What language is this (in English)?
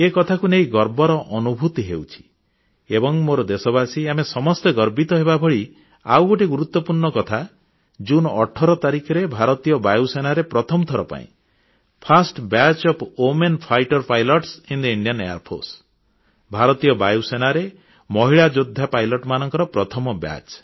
Odia